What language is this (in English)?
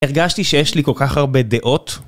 Hebrew